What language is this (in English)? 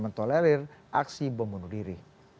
Indonesian